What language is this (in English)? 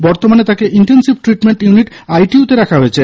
Bangla